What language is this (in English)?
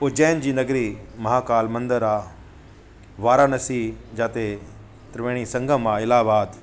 Sindhi